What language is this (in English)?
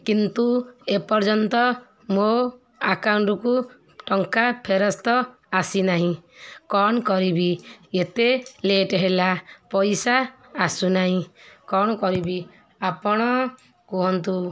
Odia